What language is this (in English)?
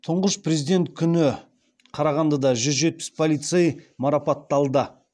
Kazakh